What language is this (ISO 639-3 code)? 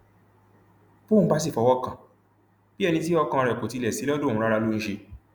yor